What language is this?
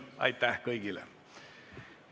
Estonian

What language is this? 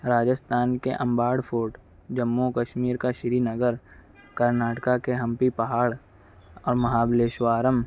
Urdu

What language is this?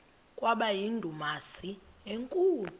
Xhosa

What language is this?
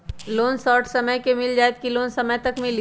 Magahi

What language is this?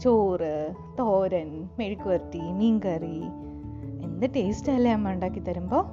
Malayalam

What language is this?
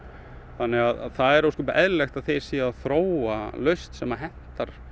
Icelandic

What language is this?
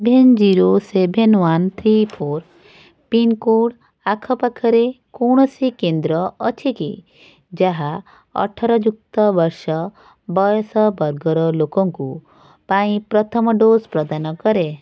Odia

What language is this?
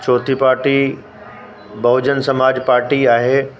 Sindhi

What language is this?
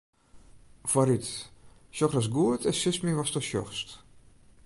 Western Frisian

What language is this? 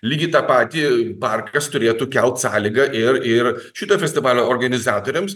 Lithuanian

